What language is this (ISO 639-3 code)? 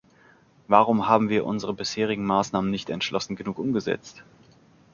deu